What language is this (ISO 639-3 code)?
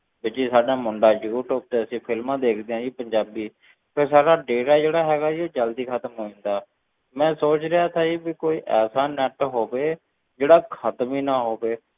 pan